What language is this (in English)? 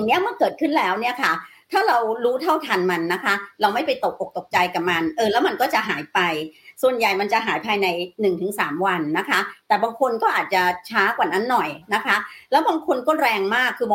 Thai